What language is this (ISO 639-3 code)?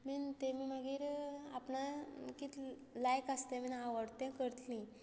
kok